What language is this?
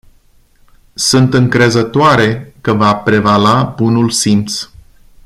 Romanian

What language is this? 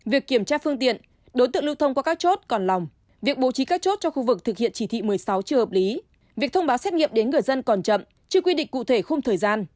Vietnamese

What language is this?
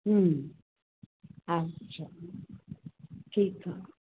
Sindhi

